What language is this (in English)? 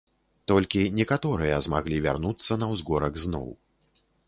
Belarusian